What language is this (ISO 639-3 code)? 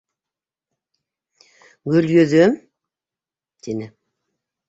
bak